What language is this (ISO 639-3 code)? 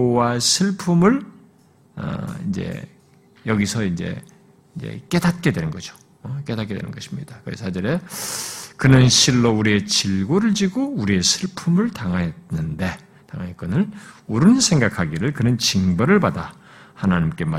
kor